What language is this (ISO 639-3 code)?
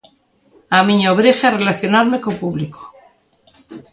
glg